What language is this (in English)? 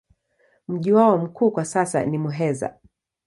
Swahili